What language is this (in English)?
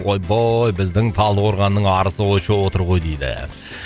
Kazakh